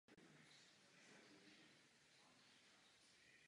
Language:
Czech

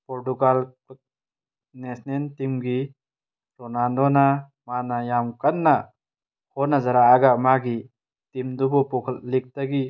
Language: Manipuri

